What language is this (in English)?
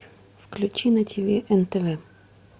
Russian